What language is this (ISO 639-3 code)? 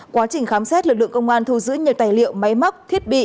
vie